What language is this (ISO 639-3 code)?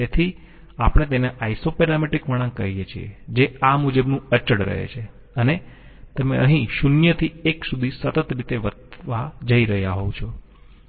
guj